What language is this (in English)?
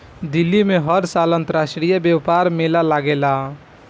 Bhojpuri